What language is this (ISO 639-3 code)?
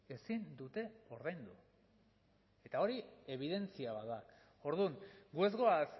eus